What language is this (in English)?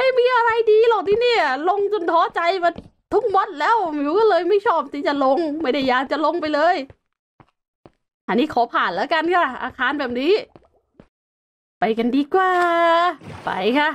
Thai